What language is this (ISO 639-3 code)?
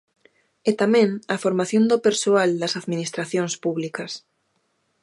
glg